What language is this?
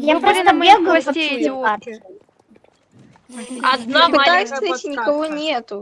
Russian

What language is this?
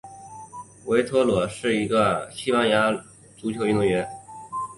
Chinese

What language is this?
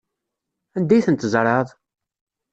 Kabyle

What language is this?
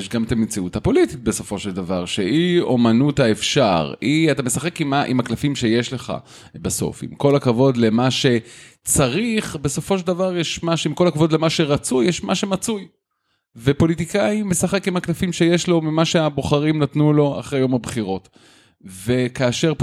Hebrew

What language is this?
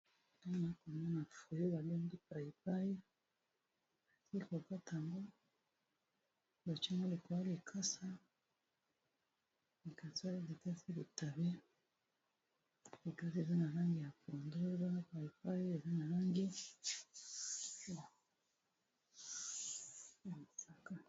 Lingala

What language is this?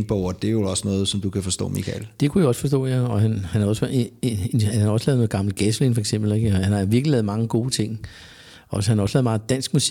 Danish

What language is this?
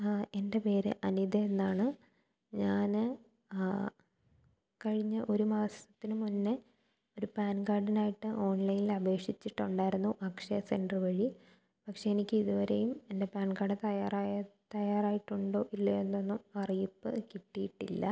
Malayalam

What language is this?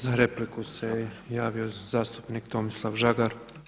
Croatian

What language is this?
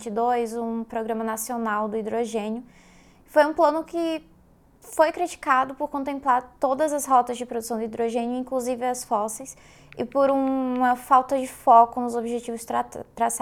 Portuguese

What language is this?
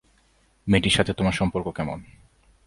Bangla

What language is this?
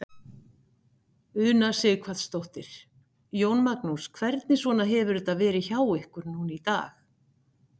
Icelandic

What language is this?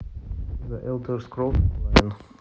Russian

